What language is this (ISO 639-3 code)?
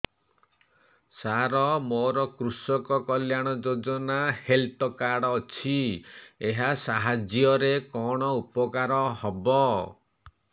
ori